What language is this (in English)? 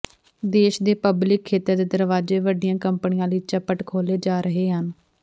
Punjabi